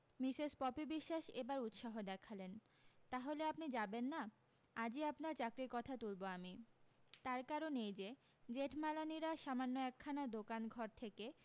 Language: Bangla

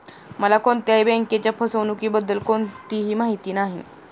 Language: Marathi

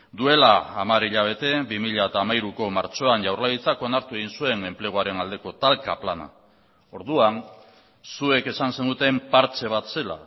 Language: Basque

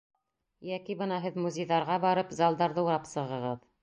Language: Bashkir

